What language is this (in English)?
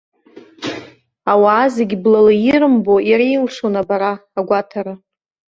Abkhazian